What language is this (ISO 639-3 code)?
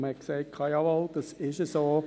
gsw